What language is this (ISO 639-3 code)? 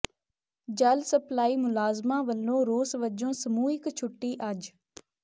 pan